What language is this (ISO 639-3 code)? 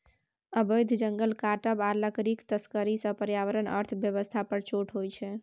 mai